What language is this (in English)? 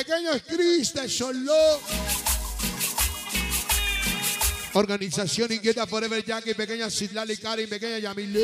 Spanish